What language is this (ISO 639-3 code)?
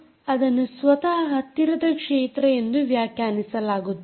kan